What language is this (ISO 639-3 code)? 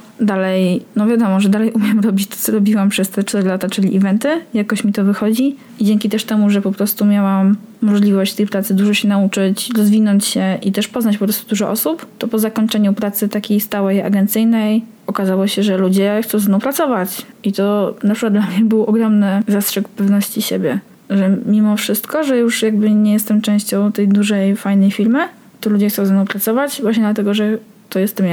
pol